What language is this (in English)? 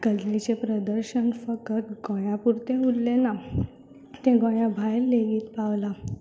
Konkani